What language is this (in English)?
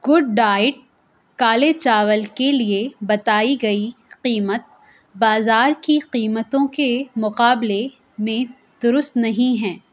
Urdu